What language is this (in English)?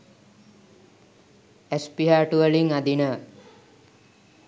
Sinhala